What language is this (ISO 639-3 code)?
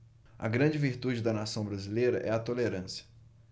por